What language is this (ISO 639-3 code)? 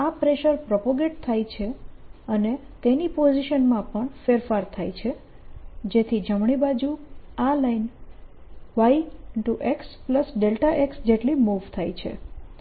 guj